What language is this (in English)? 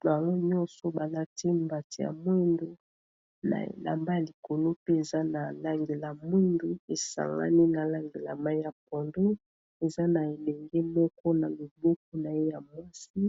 Lingala